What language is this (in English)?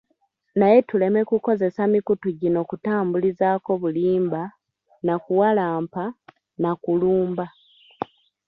Ganda